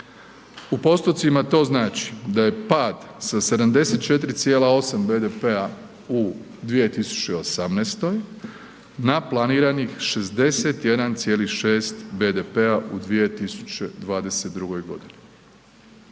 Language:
Croatian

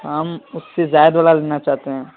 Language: Urdu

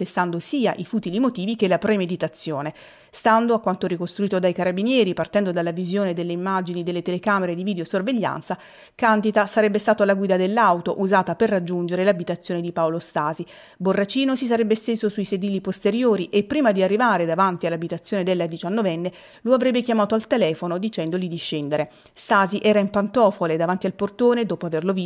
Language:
Italian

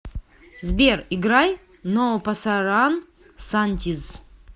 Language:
Russian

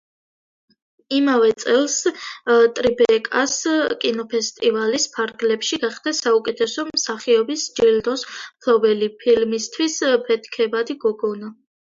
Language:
Georgian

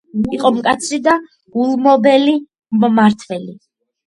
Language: Georgian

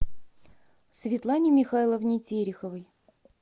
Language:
Russian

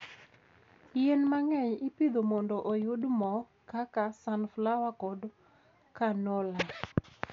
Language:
Luo (Kenya and Tanzania)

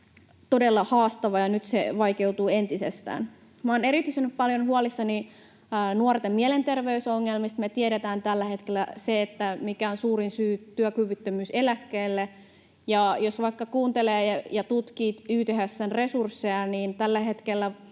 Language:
Finnish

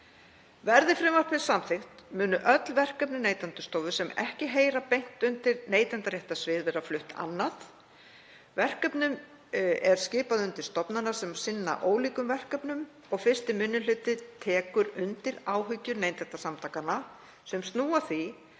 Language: Icelandic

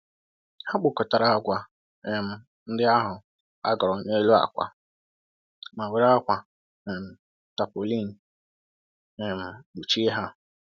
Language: Igbo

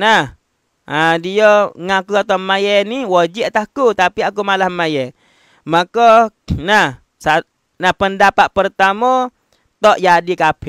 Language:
Malay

